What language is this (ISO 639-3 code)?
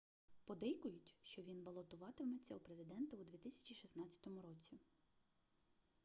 ukr